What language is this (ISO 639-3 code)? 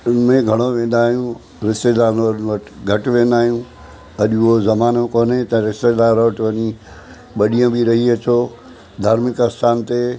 snd